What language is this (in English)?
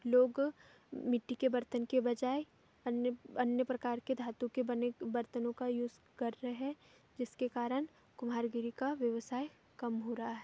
Hindi